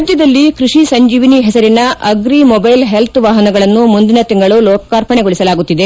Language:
Kannada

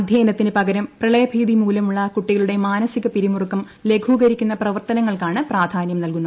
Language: Malayalam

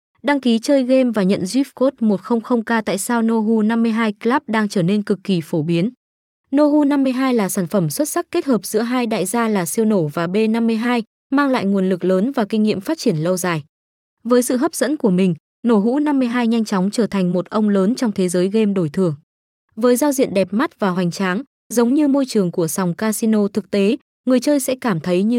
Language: Vietnamese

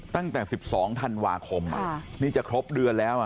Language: Thai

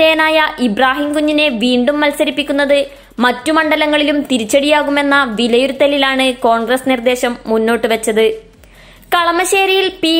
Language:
Hindi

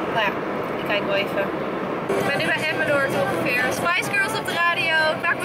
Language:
Dutch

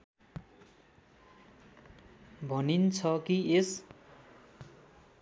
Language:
Nepali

